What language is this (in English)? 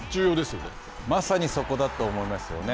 Japanese